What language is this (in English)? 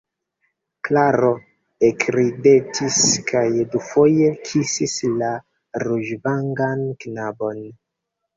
Esperanto